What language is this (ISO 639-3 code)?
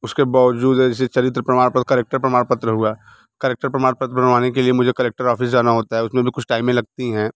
hin